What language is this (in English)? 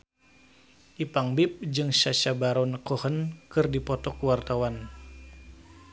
Sundanese